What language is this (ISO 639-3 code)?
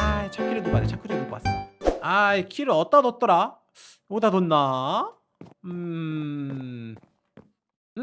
kor